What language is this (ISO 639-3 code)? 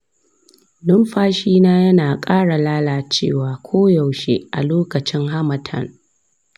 hau